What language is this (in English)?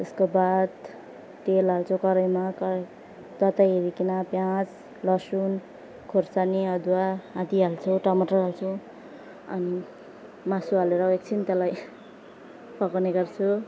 Nepali